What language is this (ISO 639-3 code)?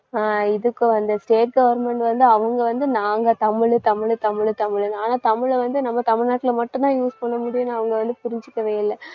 tam